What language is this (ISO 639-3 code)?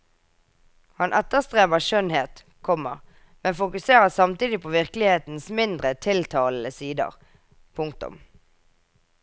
nor